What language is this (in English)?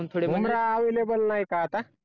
Marathi